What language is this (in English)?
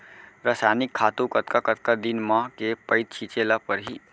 Chhattisgarhi